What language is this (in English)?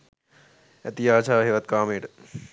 Sinhala